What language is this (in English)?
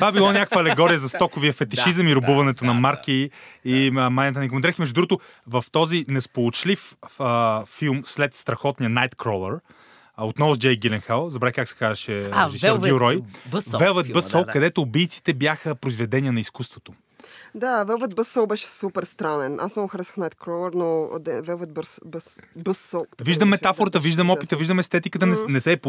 Bulgarian